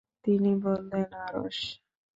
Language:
Bangla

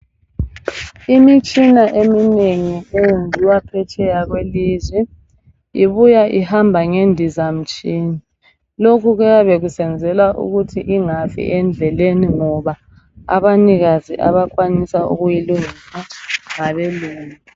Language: North Ndebele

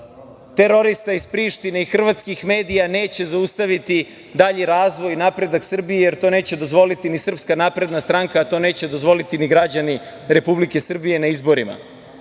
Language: Serbian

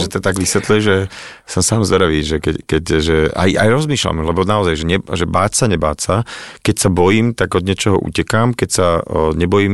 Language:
Slovak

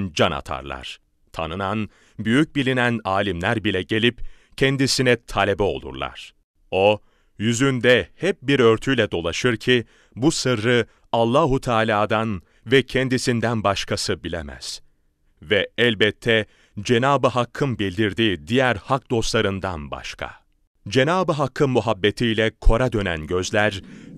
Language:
Turkish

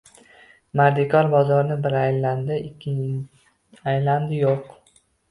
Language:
Uzbek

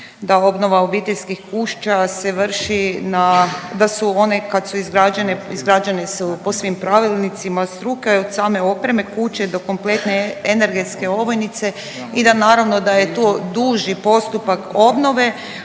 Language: Croatian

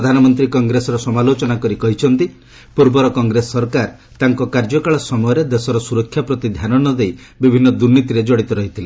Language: Odia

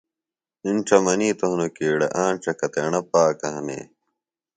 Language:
Phalura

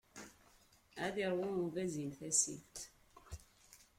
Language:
Kabyle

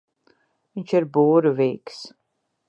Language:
Latvian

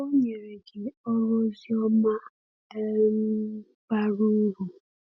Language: Igbo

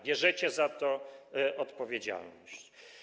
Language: Polish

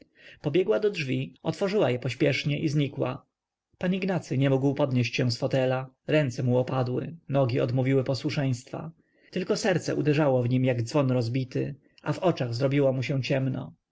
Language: Polish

